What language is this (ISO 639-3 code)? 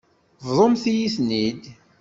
kab